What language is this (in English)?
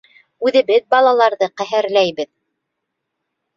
Bashkir